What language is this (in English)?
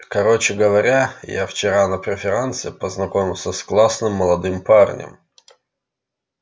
Russian